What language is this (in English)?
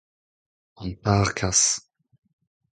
Breton